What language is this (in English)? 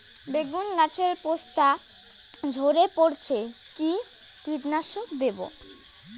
Bangla